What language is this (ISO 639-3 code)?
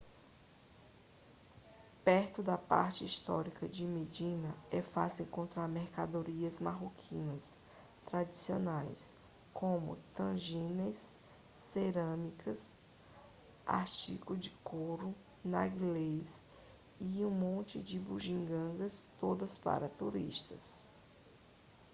por